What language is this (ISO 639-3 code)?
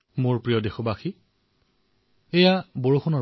asm